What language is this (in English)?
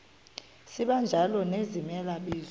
Xhosa